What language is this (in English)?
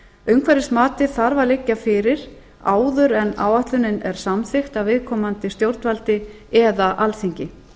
Icelandic